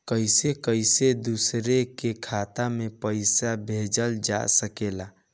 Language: Bhojpuri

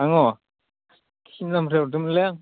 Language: Bodo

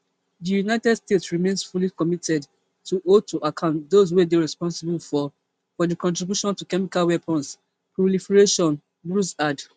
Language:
Nigerian Pidgin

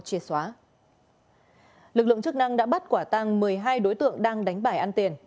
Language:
Vietnamese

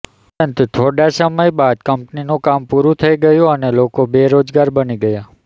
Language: Gujarati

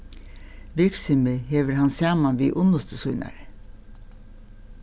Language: Faroese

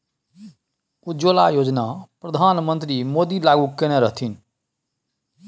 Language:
Maithili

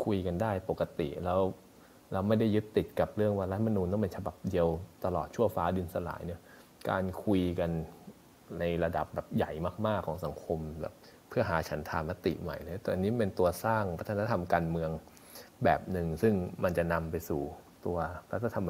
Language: Thai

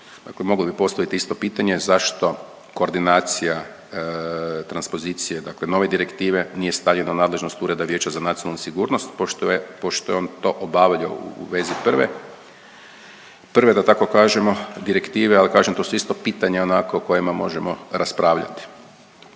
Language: Croatian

